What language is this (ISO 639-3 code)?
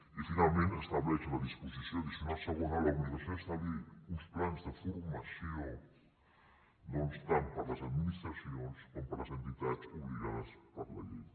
cat